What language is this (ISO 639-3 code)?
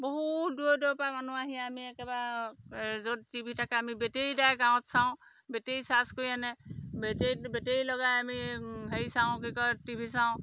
asm